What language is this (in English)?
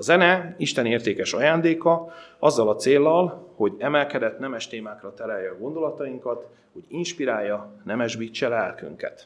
Hungarian